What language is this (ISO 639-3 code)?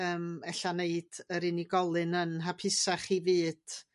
cym